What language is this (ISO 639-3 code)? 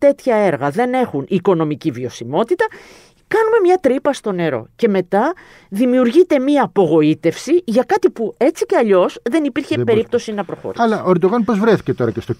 ell